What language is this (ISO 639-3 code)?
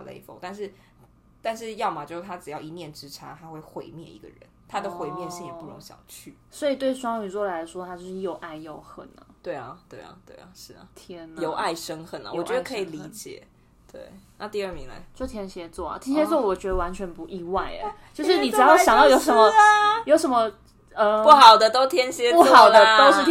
zho